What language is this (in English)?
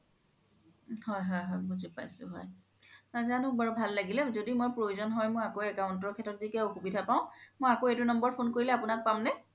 Assamese